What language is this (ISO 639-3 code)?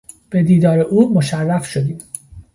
fas